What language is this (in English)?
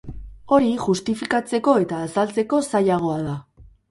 Basque